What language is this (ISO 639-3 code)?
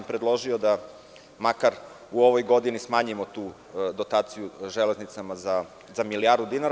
srp